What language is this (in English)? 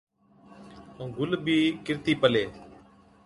Od